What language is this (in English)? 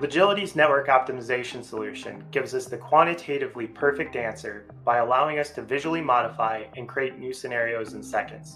English